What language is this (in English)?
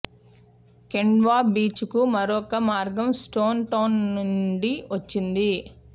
Telugu